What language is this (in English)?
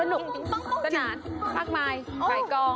Thai